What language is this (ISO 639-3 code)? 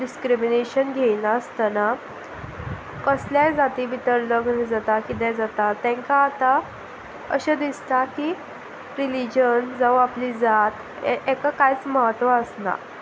kok